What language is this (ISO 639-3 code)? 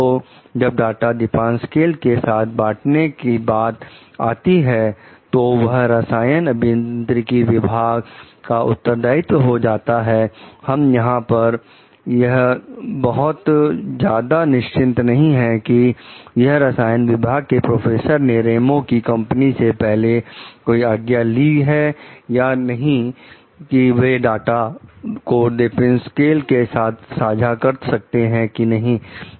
hin